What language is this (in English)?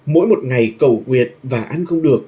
Vietnamese